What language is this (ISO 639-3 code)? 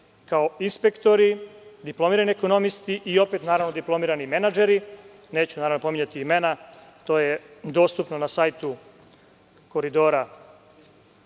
srp